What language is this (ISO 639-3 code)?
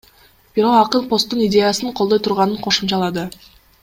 kir